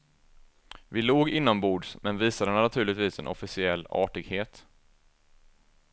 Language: Swedish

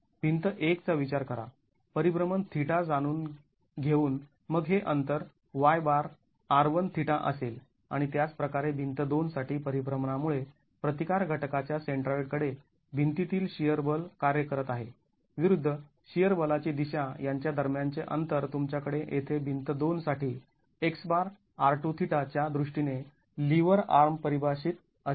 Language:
Marathi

